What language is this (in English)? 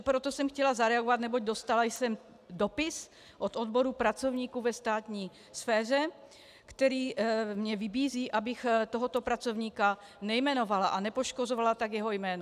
Czech